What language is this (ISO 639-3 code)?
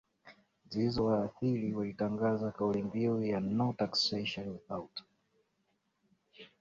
swa